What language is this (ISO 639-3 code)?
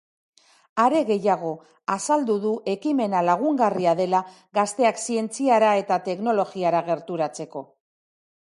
eus